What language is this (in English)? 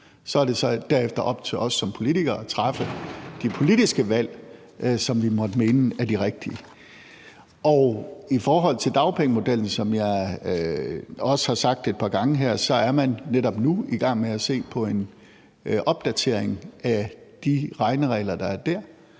Danish